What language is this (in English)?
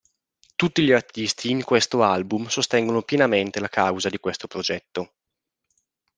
Italian